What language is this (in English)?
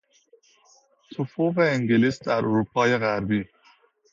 Persian